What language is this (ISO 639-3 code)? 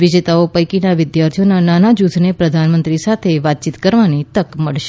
guj